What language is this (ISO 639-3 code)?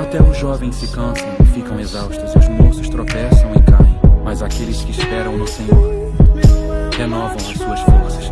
por